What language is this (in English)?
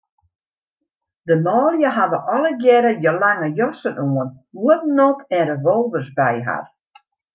Western Frisian